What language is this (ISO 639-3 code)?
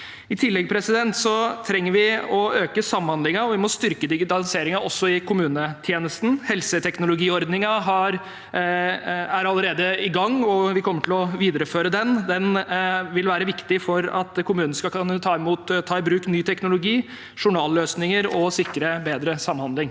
nor